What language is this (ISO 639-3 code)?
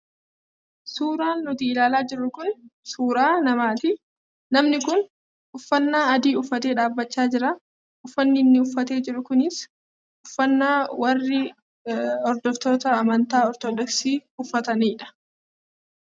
orm